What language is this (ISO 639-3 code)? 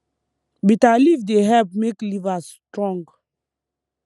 pcm